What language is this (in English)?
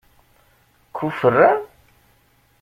Kabyle